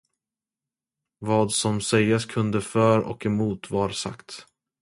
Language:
Swedish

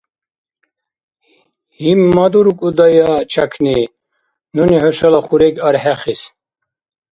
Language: Dargwa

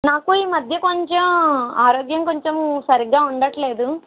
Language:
Telugu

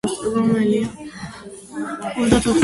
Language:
Georgian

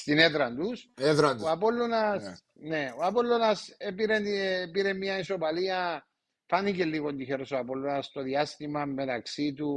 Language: Greek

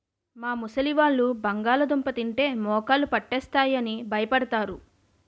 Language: Telugu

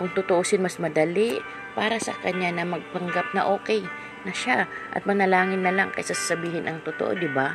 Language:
Filipino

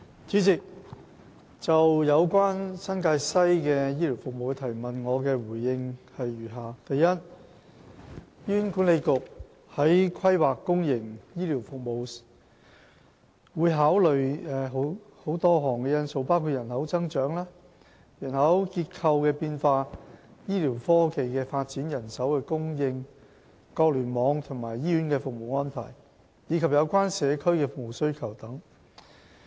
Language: Cantonese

